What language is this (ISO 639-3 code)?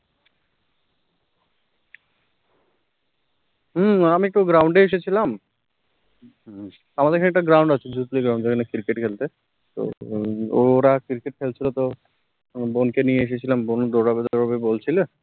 ben